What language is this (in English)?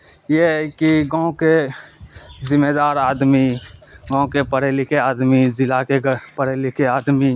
Urdu